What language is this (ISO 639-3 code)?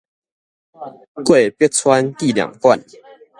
nan